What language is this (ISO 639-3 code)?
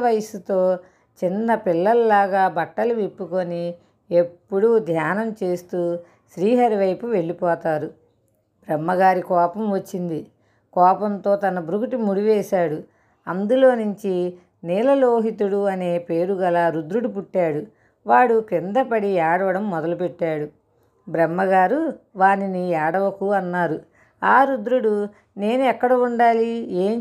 tel